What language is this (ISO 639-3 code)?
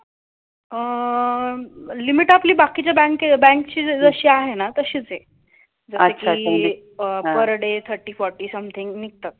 mar